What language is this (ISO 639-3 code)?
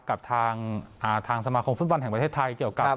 tha